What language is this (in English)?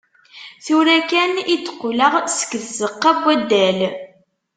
Kabyle